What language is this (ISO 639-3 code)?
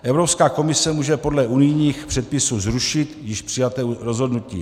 ces